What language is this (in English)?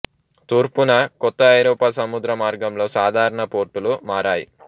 Telugu